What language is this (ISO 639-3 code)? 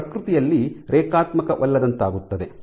kan